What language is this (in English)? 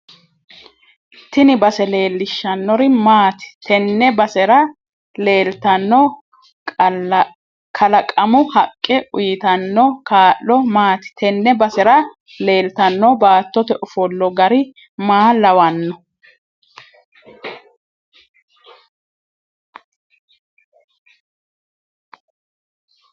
Sidamo